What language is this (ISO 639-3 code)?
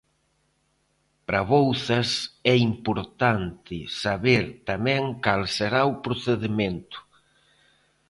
glg